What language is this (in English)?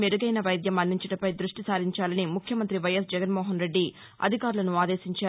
Telugu